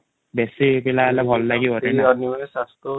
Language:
Odia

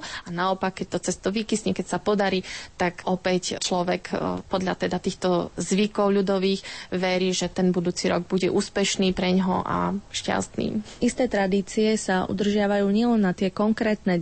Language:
Slovak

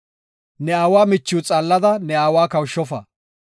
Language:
Gofa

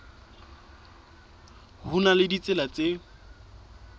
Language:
Southern Sotho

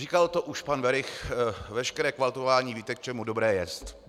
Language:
Czech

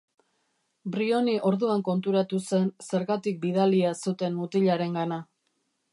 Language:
Basque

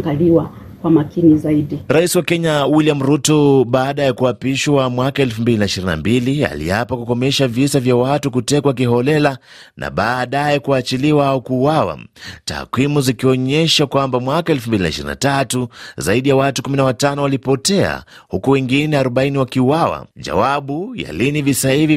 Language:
Swahili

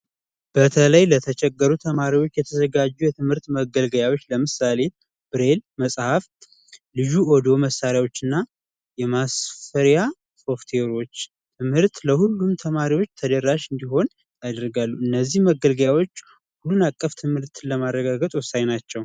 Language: Amharic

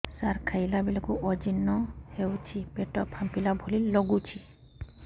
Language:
Odia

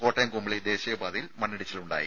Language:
Malayalam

